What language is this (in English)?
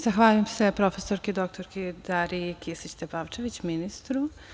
Serbian